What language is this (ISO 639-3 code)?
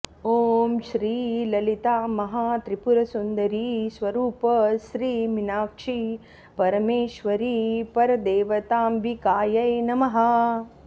san